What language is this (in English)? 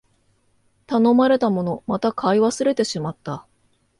Japanese